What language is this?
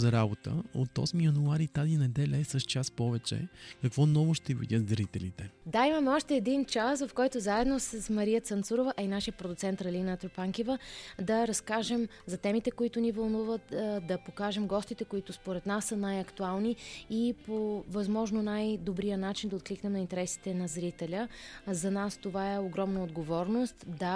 Bulgarian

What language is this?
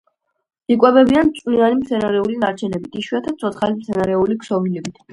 Georgian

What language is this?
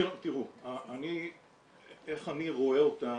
Hebrew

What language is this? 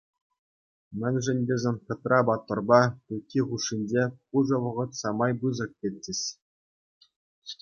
Chuvash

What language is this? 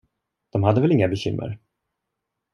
Swedish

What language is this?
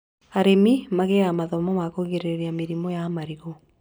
Kikuyu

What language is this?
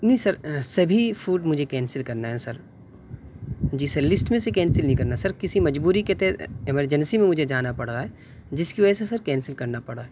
Urdu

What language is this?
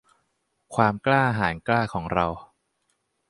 Thai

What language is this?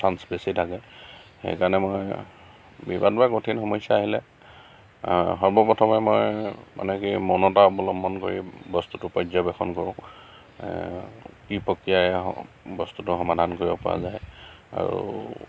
Assamese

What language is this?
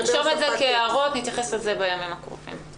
Hebrew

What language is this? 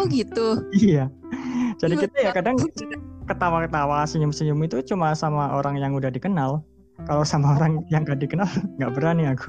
Indonesian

